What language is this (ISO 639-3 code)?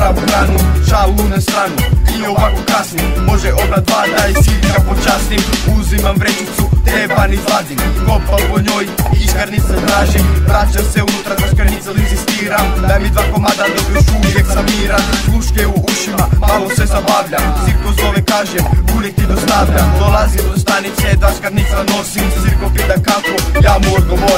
por